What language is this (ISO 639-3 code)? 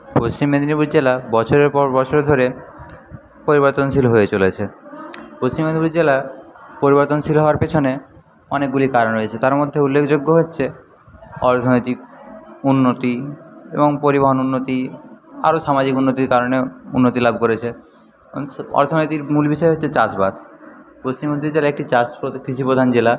ben